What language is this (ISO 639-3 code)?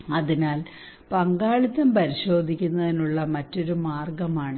mal